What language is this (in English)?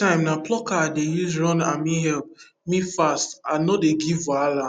Nigerian Pidgin